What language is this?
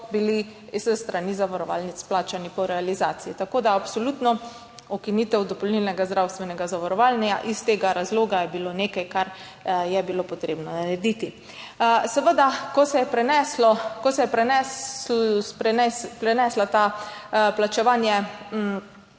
Slovenian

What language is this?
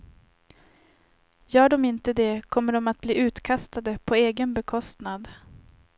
Swedish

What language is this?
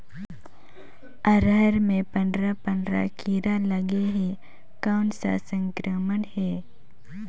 Chhattisgarhi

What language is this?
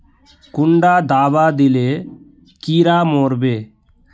Magahi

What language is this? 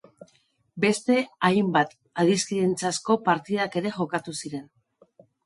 Basque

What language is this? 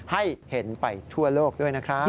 Thai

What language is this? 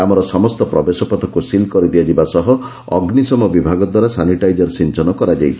Odia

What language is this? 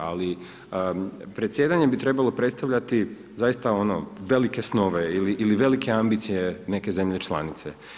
Croatian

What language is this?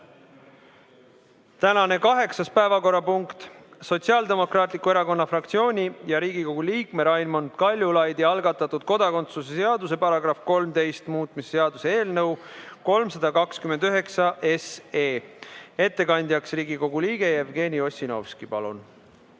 Estonian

